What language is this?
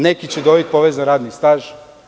Serbian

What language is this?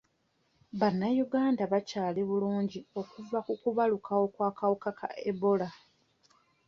Ganda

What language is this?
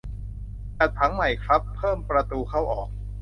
Thai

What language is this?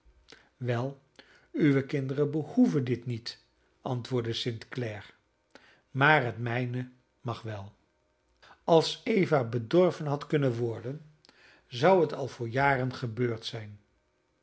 Dutch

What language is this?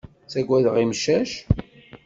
Kabyle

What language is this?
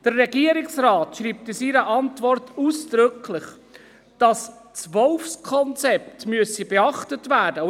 Swiss German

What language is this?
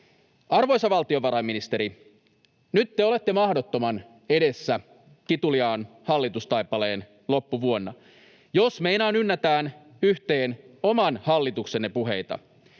Finnish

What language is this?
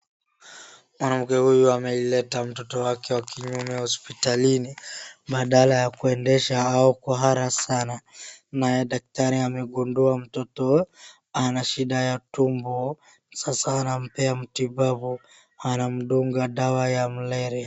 Swahili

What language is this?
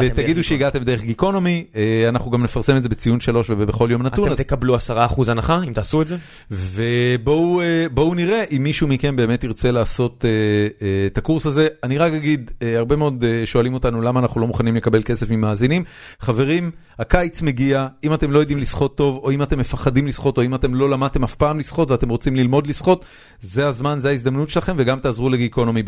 Hebrew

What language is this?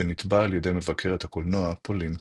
Hebrew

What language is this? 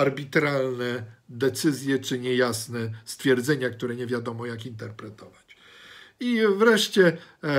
Polish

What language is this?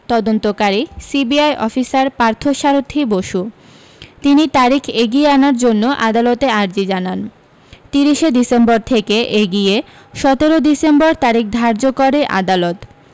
Bangla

